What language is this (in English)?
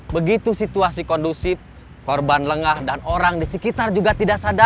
Indonesian